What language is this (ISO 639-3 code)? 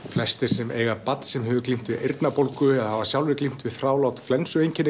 isl